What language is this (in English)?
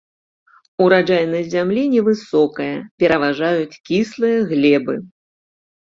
Belarusian